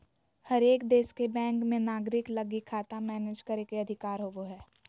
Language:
Magahi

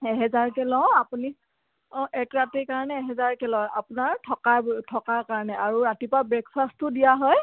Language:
Assamese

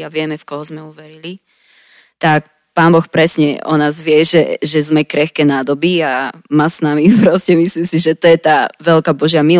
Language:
Slovak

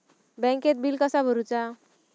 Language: Marathi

